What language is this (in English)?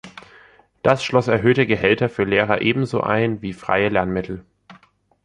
German